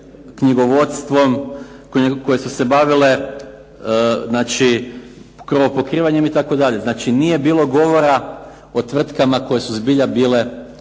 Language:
Croatian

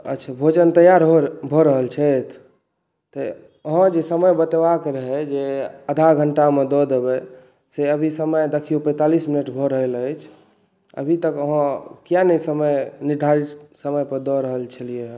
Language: Maithili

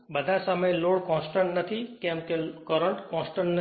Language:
Gujarati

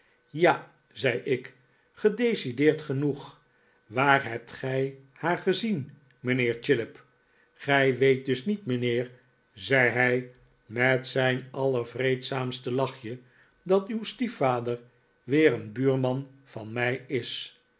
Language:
Dutch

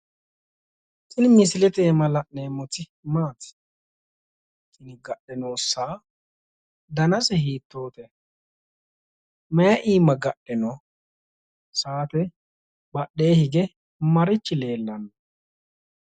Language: Sidamo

